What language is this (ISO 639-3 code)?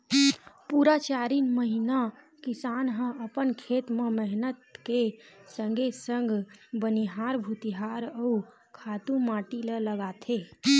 hne